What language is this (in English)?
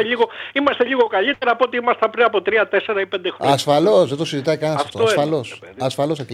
Greek